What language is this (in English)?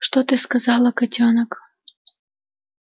Russian